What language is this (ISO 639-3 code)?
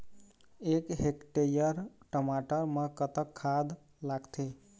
hne